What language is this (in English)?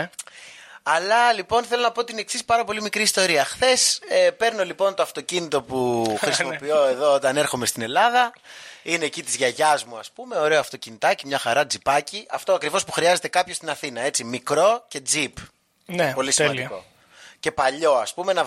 Greek